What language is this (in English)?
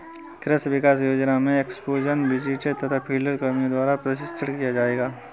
Hindi